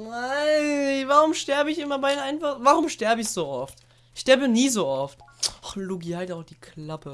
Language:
German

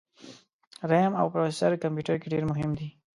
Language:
Pashto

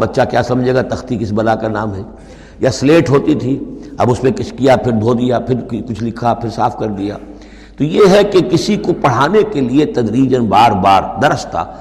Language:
Urdu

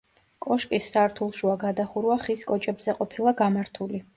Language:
Georgian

